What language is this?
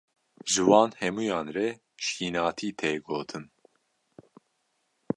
Kurdish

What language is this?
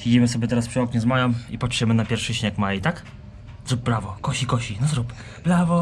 Polish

